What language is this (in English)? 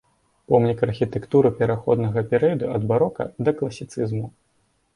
Belarusian